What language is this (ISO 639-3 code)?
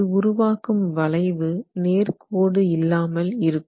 tam